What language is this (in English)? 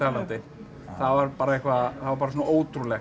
Icelandic